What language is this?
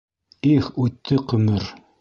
Bashkir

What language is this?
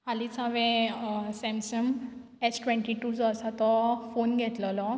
Konkani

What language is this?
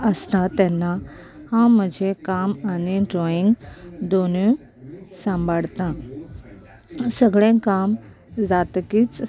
Konkani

